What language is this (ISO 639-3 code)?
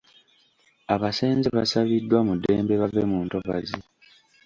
lug